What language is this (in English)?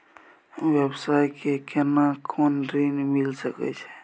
Maithili